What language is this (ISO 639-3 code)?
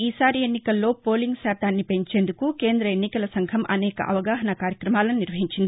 tel